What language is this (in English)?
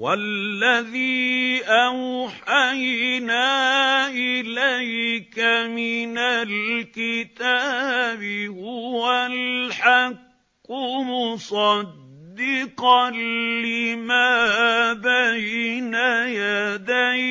Arabic